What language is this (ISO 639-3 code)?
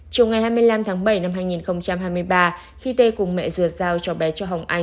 vie